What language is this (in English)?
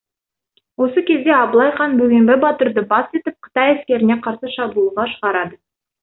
Kazakh